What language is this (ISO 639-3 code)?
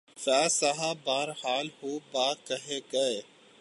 urd